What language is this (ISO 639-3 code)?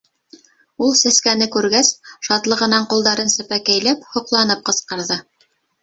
bak